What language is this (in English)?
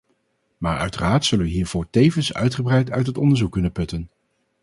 Dutch